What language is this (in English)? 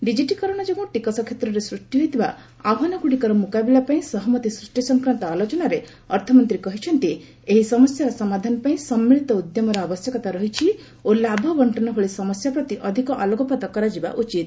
Odia